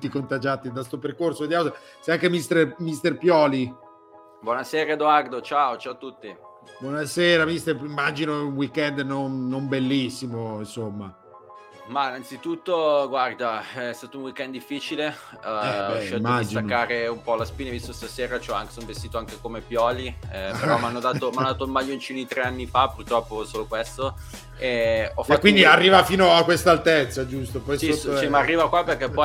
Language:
Italian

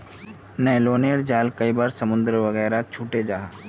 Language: Magahi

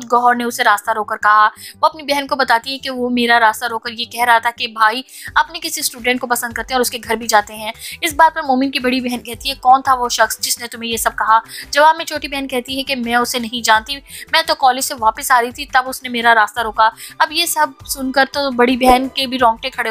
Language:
Hindi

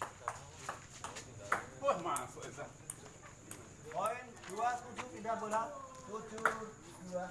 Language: Indonesian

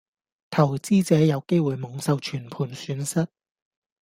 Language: Cantonese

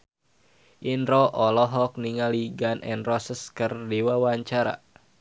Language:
Sundanese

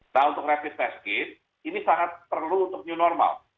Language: Indonesian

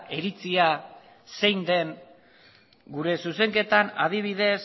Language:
Basque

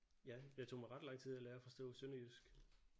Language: Danish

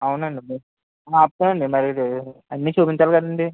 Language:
Telugu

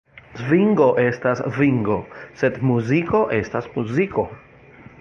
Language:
Esperanto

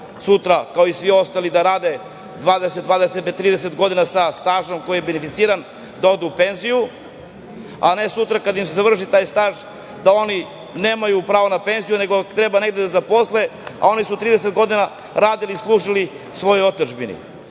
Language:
Serbian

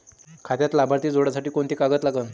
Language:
Marathi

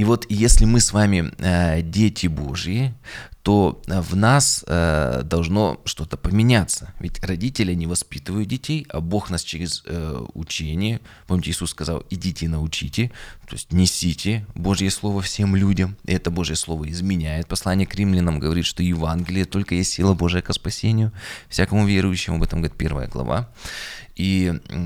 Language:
Russian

